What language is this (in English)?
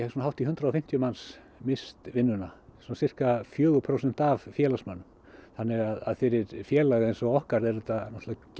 Icelandic